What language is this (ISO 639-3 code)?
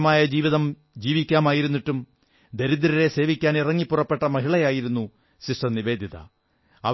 mal